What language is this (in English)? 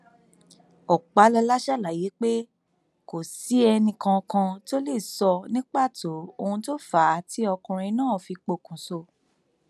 Yoruba